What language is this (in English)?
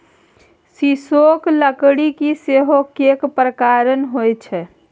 Maithili